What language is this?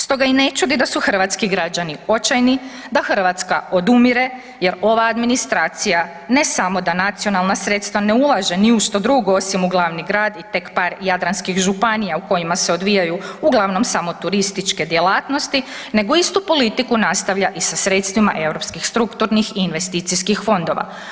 Croatian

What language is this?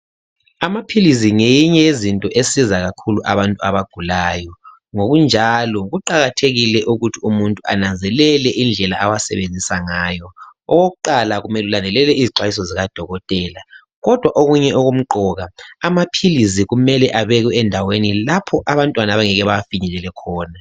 North Ndebele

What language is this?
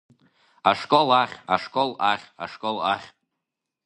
Abkhazian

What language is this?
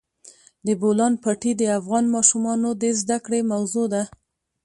Pashto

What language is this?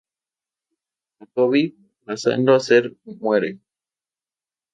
Spanish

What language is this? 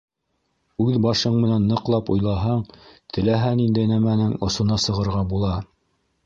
Bashkir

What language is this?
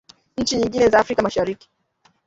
Swahili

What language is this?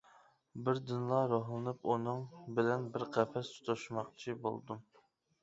Uyghur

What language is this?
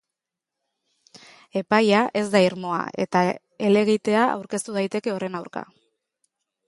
Basque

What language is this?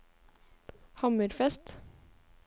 Norwegian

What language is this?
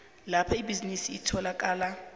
South Ndebele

